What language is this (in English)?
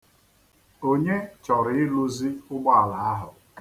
Igbo